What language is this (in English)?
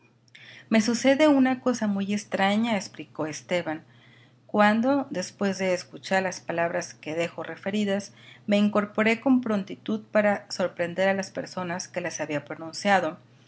Spanish